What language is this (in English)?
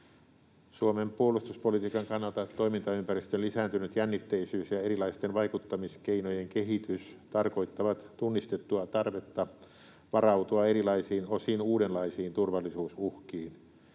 Finnish